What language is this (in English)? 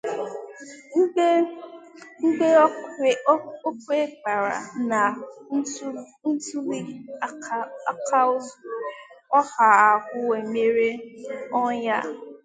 Igbo